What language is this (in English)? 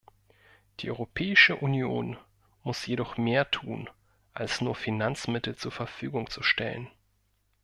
German